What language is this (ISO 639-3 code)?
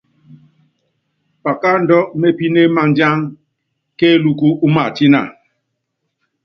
yav